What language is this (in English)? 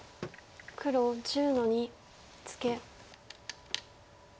Japanese